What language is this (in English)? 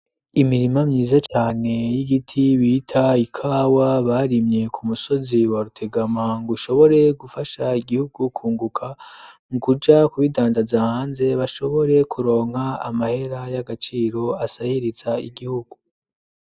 Rundi